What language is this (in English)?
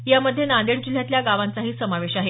Marathi